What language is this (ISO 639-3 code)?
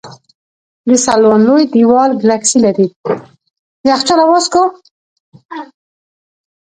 pus